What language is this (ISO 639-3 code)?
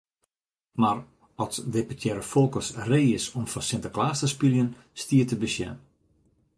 fry